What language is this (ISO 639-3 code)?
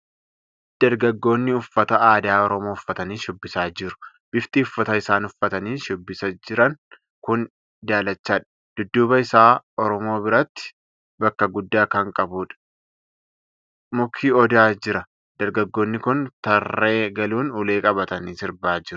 orm